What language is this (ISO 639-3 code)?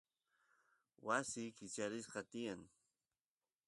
qus